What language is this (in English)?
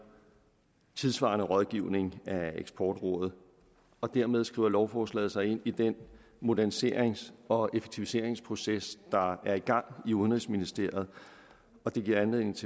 Danish